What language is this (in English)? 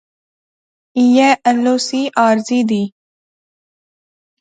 Pahari-Potwari